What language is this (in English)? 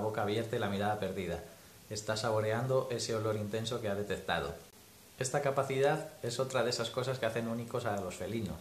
Spanish